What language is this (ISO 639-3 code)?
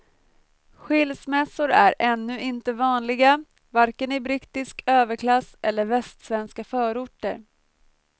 swe